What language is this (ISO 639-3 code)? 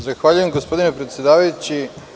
srp